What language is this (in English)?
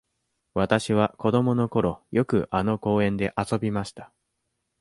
Japanese